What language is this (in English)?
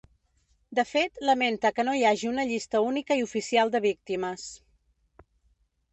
Catalan